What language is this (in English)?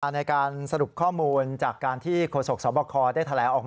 Thai